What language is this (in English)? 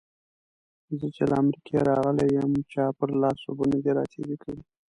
Pashto